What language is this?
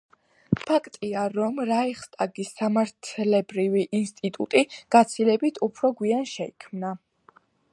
Georgian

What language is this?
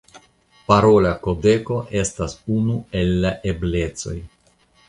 Esperanto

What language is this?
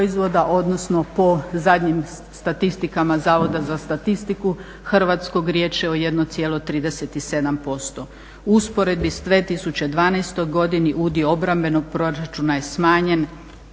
Croatian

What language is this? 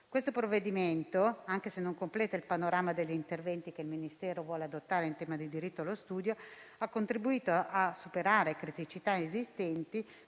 Italian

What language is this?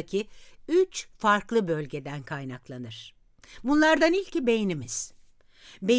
Turkish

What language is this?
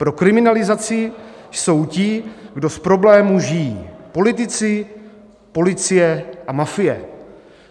Czech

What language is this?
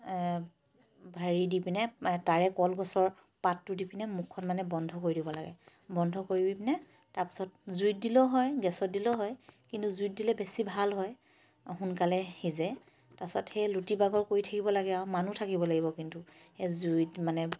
Assamese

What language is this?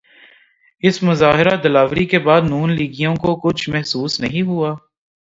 Urdu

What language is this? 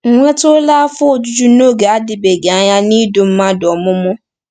Igbo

